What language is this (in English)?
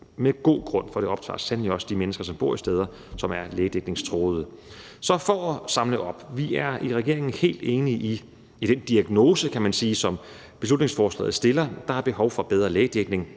Danish